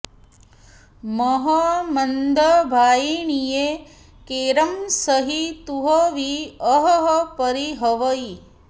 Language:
Sanskrit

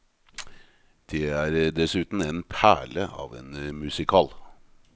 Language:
Norwegian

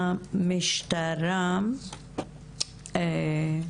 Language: Hebrew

